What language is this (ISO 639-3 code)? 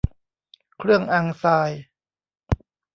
tha